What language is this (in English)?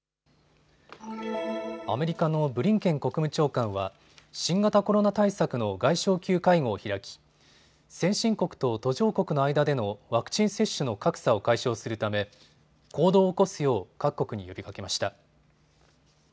Japanese